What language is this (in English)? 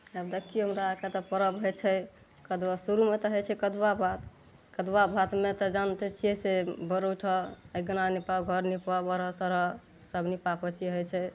Maithili